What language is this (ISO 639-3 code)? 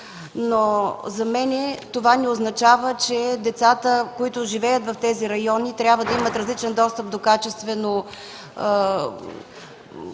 bul